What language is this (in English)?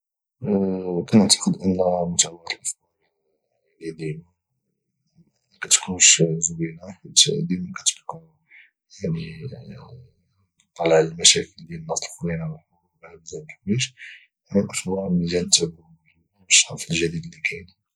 Moroccan Arabic